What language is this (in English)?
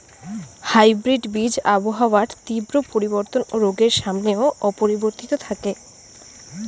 Bangla